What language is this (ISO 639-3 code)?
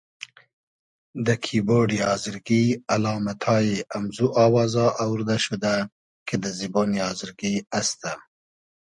haz